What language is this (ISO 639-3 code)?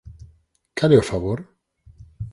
glg